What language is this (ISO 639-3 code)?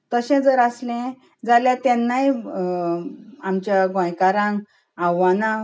kok